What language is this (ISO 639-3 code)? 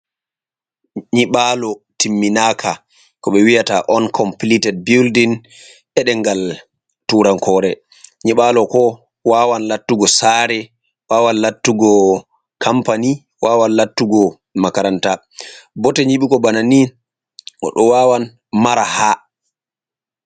ful